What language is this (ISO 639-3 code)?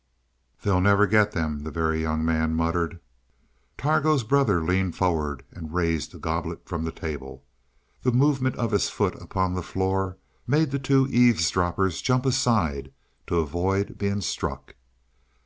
eng